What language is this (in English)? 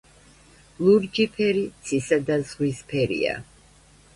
Georgian